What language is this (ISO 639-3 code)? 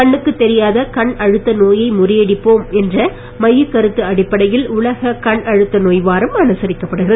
tam